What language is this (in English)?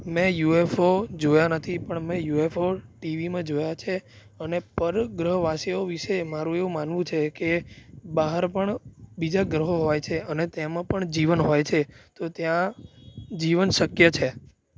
Gujarati